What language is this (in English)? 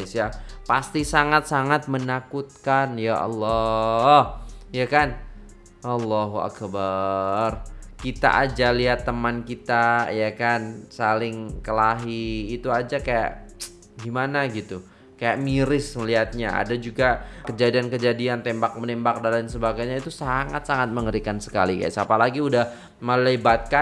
Indonesian